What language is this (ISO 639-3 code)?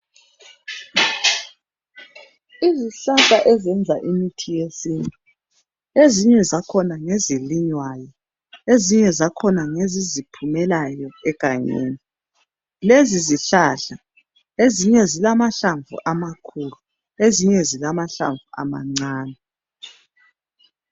nde